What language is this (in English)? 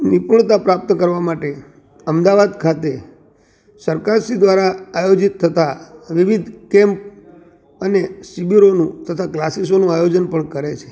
Gujarati